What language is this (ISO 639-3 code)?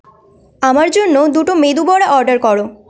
ben